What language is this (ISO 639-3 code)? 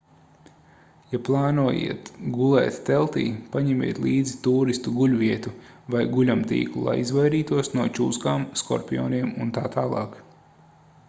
lav